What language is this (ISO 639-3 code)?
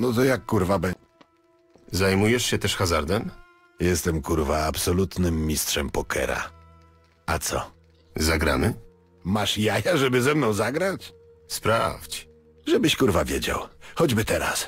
pol